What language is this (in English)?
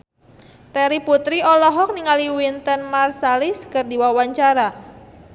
Sundanese